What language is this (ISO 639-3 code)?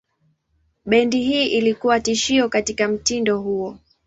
swa